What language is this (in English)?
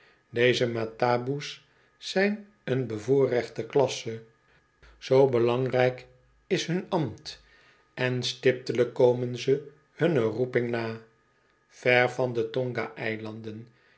Dutch